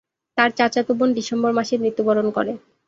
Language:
Bangla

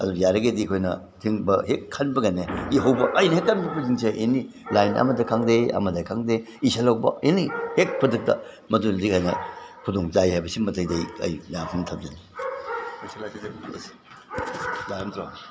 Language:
Manipuri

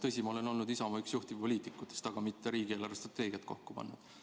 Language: Estonian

